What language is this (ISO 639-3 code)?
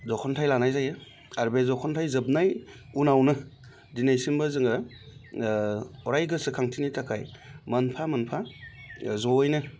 brx